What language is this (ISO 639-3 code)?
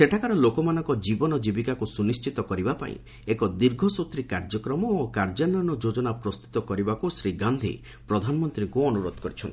ori